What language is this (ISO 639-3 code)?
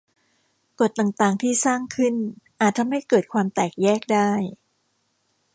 tha